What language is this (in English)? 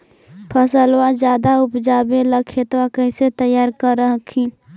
Magahi